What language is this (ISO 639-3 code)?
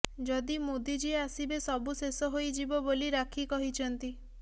ori